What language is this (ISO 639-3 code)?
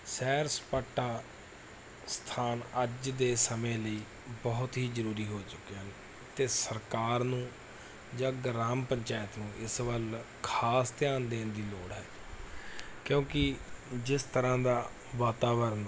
pan